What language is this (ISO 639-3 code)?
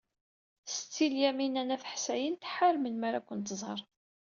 kab